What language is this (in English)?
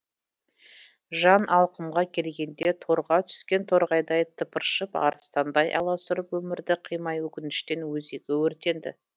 Kazakh